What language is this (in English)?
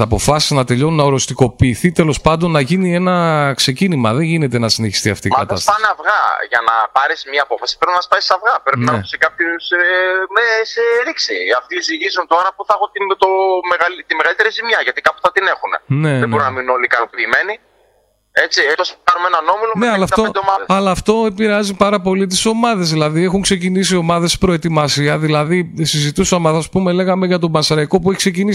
Greek